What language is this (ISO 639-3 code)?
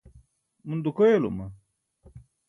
bsk